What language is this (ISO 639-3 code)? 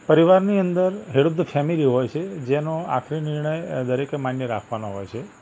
guj